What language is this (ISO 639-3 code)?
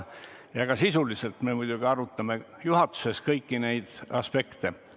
est